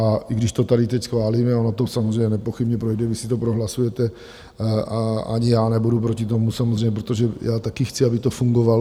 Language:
Czech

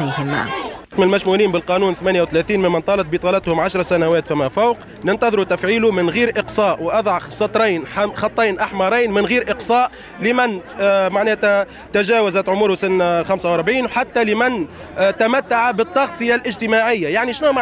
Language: Arabic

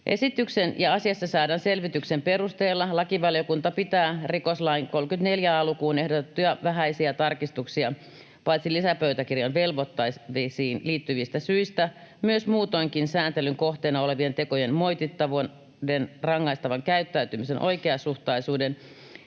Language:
Finnish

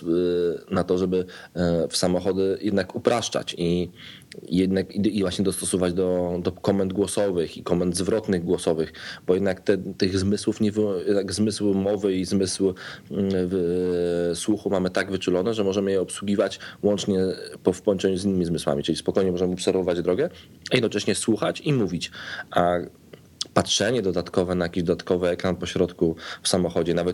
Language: Polish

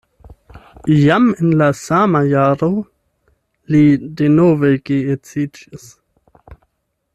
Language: Esperanto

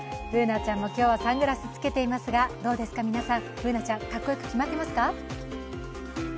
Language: Japanese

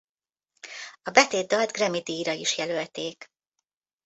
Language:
Hungarian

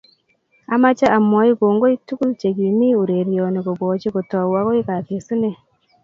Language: Kalenjin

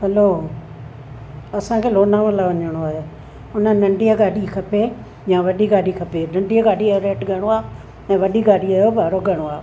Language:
Sindhi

